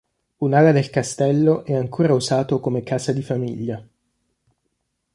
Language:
Italian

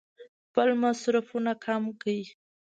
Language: Pashto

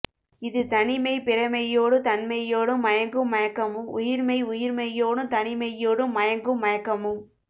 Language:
Tamil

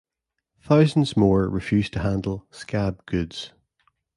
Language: English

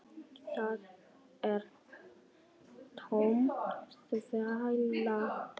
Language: Icelandic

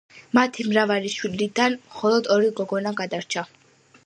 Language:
Georgian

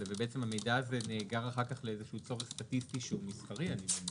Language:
Hebrew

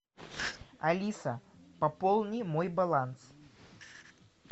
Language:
Russian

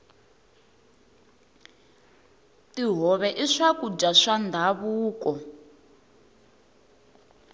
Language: Tsonga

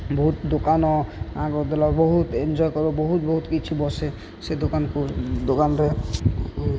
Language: Odia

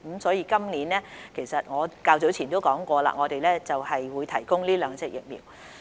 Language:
Cantonese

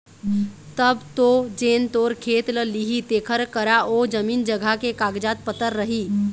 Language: Chhattisgarhi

